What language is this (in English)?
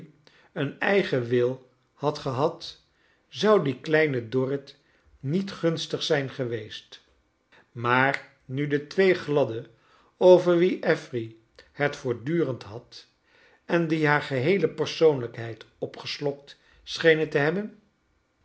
Dutch